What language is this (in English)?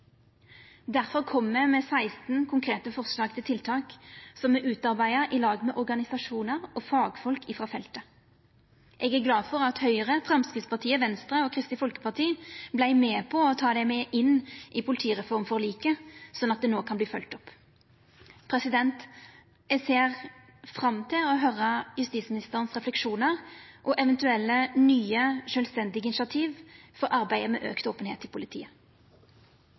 Norwegian Nynorsk